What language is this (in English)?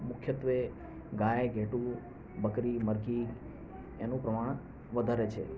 Gujarati